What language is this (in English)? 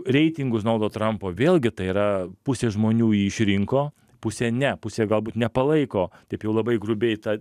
Lithuanian